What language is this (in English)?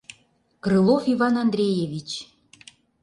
Mari